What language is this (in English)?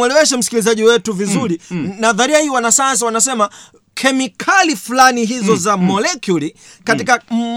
Swahili